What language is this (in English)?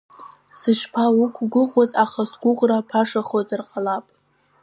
Abkhazian